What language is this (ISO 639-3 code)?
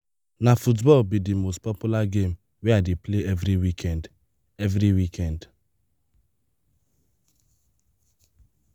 pcm